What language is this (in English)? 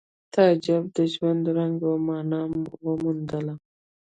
Pashto